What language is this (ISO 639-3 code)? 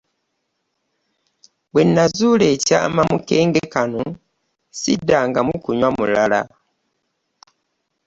lug